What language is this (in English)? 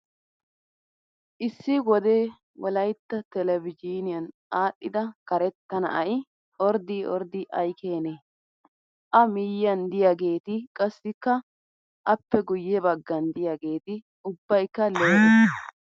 Wolaytta